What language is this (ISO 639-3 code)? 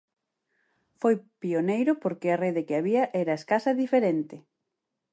glg